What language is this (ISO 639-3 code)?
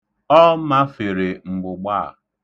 ibo